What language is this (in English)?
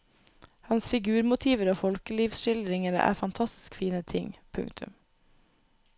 Norwegian